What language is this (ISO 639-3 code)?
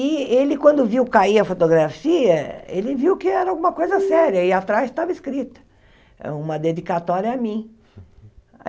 por